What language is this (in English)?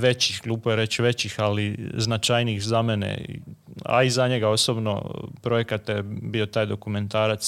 Croatian